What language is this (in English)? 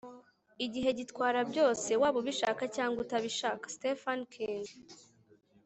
Kinyarwanda